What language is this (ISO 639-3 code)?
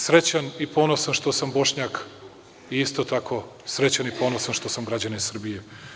srp